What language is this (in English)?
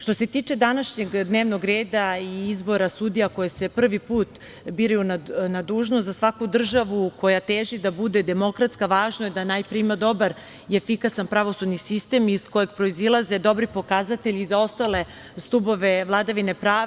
Serbian